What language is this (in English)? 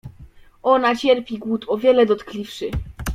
Polish